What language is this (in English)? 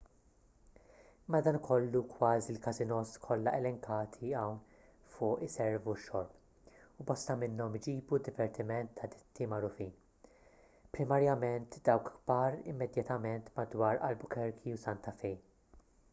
Maltese